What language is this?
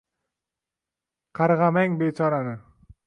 Uzbek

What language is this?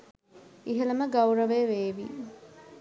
Sinhala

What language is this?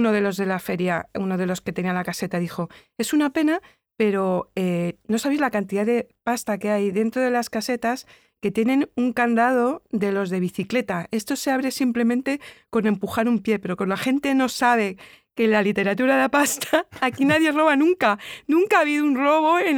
Spanish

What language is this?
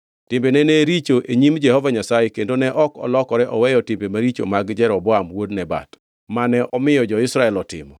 Luo (Kenya and Tanzania)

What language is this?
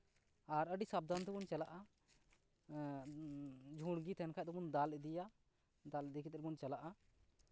Santali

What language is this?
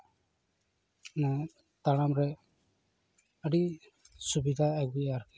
Santali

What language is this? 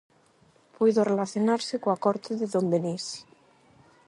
Galician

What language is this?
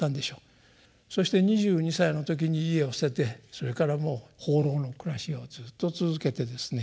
Japanese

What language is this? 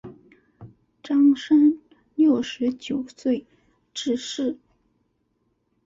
Chinese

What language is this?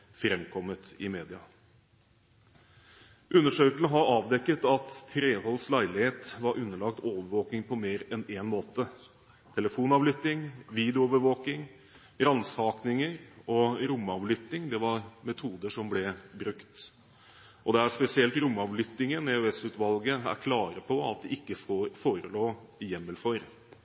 Norwegian Bokmål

